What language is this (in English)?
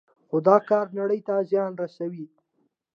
Pashto